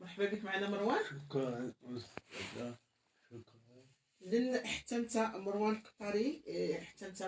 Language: Arabic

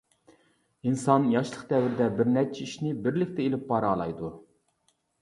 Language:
Uyghur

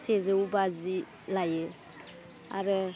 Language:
Bodo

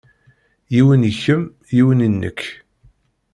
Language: Kabyle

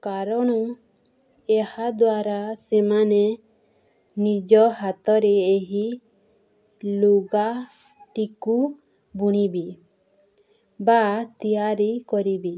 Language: Odia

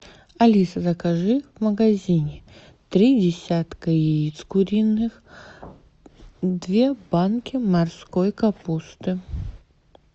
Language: Russian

